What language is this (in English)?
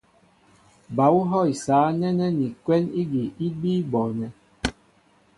Mbo (Cameroon)